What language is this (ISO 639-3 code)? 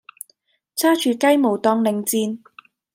yue